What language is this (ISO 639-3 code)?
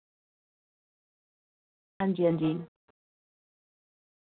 doi